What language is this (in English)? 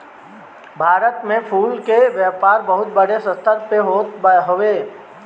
Bhojpuri